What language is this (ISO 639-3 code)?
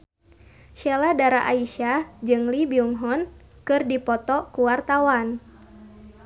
sun